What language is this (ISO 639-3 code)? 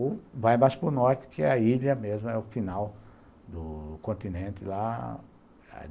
por